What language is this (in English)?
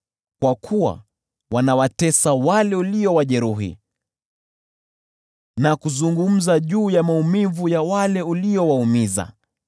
Swahili